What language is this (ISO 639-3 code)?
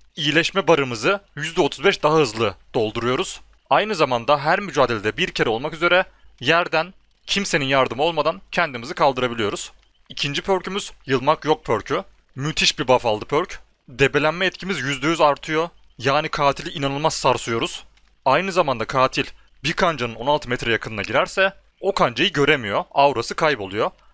tur